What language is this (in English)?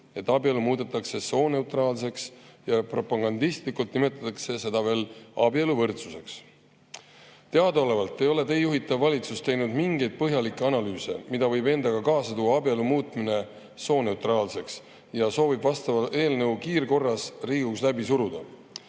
Estonian